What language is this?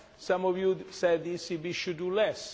English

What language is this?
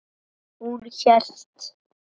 Icelandic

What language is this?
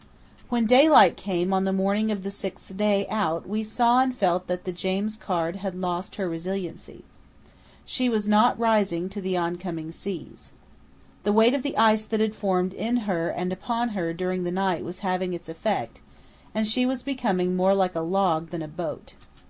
English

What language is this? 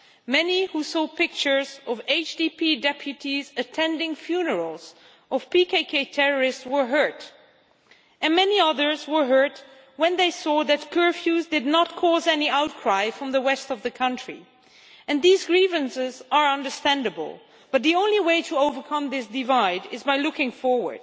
English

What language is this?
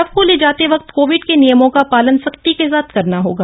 Hindi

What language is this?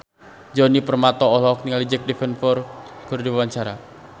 Sundanese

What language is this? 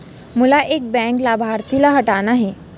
Chhattisgarhi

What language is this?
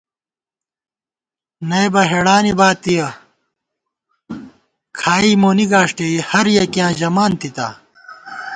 Gawar-Bati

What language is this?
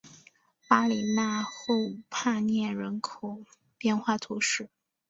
Chinese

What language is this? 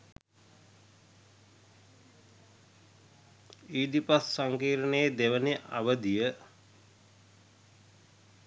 Sinhala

